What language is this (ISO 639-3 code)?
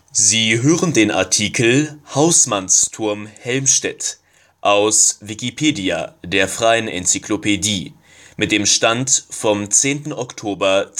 deu